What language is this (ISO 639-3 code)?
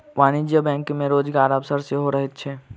mai